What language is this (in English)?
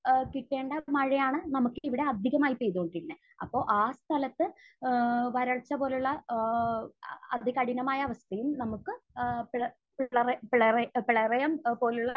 Malayalam